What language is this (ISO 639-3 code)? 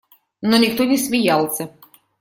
rus